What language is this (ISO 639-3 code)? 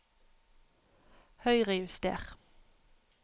nor